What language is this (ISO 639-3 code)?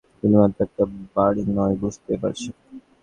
ben